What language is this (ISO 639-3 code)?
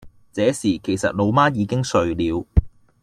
yue